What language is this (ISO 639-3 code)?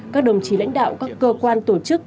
vie